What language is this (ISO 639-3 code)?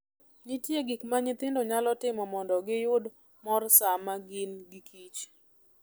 luo